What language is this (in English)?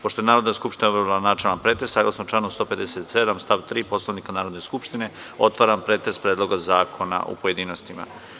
Serbian